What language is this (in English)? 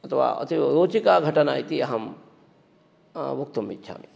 Sanskrit